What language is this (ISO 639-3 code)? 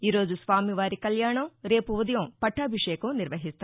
tel